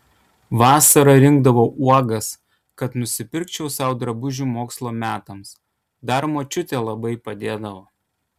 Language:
Lithuanian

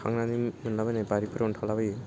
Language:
Bodo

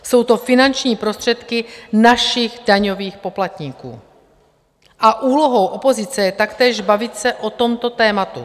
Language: Czech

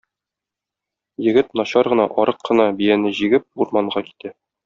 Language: Tatar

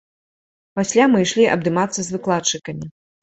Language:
Belarusian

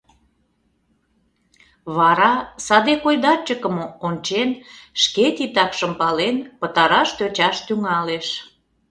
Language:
Mari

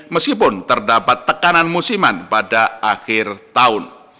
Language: Indonesian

